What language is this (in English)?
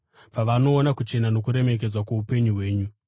Shona